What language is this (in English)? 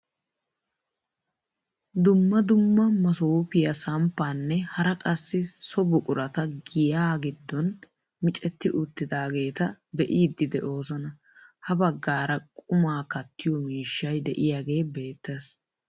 Wolaytta